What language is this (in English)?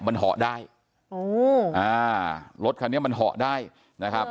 Thai